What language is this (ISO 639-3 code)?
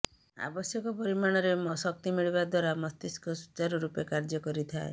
ori